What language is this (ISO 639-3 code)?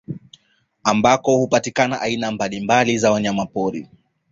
swa